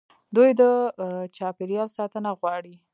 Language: Pashto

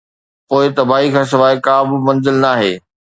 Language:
Sindhi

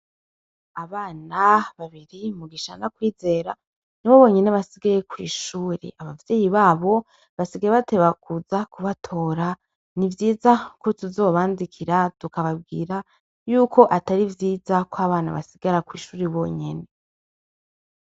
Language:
Rundi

